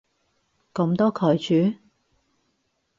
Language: Cantonese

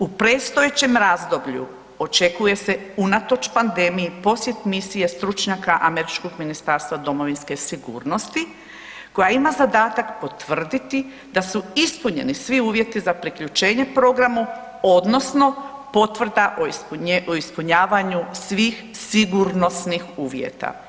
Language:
Croatian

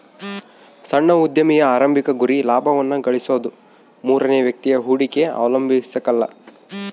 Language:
Kannada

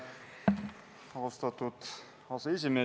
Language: Estonian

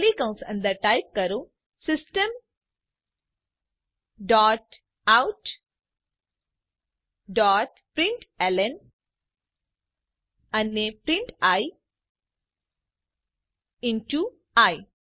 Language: Gujarati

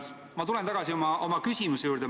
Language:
Estonian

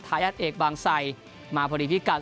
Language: Thai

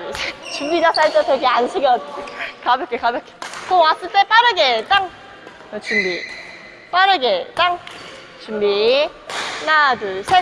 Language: Korean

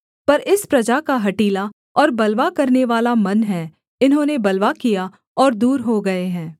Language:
Hindi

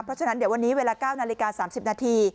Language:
Thai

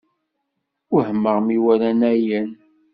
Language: Kabyle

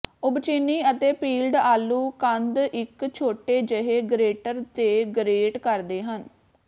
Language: Punjabi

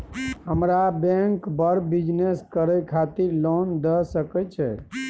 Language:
Maithili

